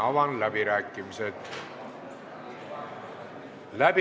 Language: Estonian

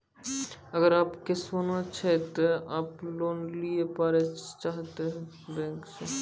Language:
Maithili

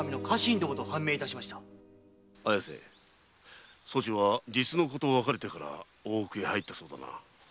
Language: Japanese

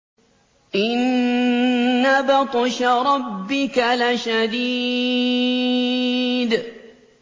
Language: Arabic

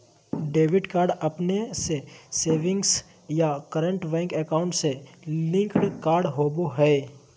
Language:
Magahi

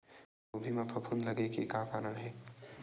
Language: Chhattisgarhi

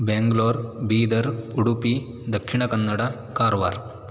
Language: Sanskrit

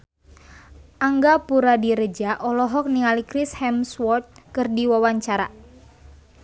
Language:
Sundanese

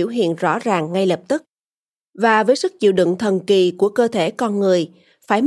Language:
Vietnamese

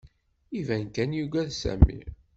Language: Kabyle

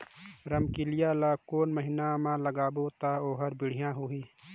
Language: Chhattisgarhi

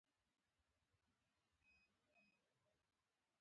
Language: Pashto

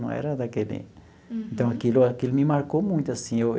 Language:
Portuguese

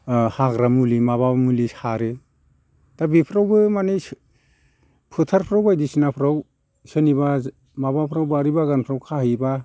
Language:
Bodo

